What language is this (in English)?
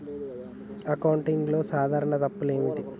Telugu